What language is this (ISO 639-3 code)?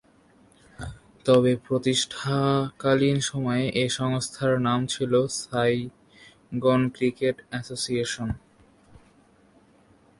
ben